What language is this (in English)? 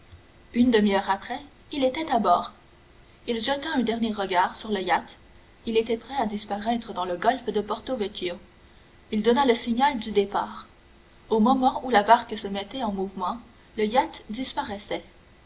French